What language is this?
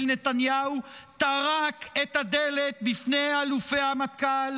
Hebrew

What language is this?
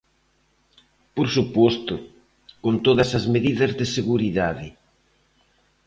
Galician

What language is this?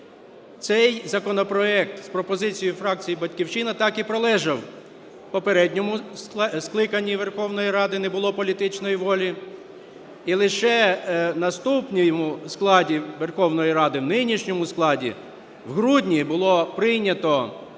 Ukrainian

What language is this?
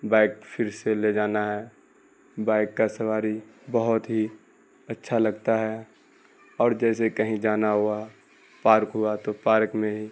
Urdu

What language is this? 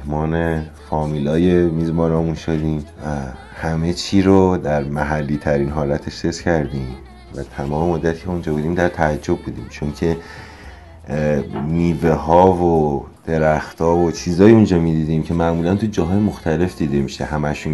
Persian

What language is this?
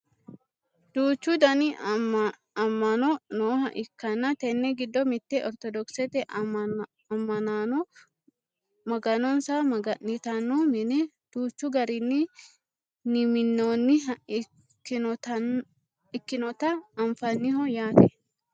Sidamo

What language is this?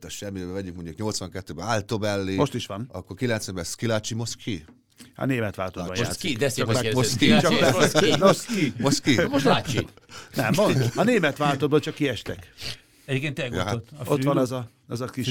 Hungarian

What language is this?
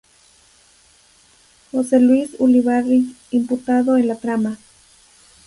Spanish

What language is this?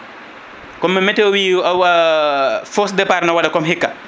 Fula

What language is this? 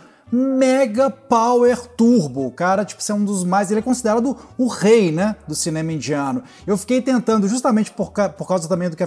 Portuguese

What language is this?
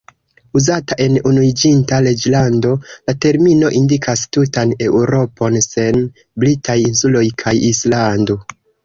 Esperanto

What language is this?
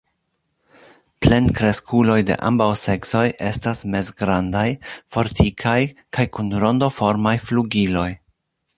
Esperanto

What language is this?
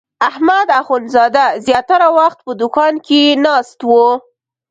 Pashto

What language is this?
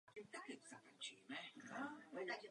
Czech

